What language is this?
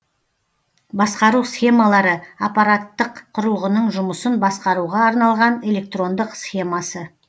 Kazakh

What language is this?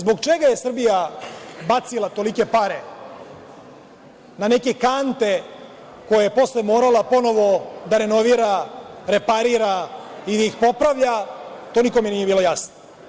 Serbian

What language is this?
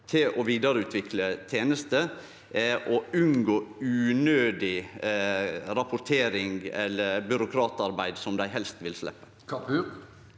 Norwegian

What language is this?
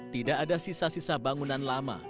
Indonesian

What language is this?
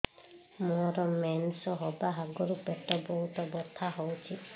Odia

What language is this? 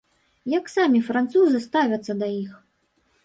Belarusian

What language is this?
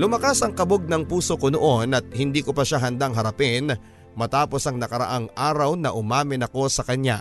Filipino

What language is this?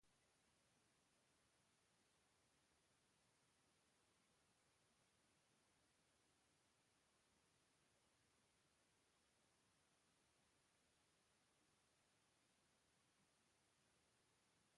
Portuguese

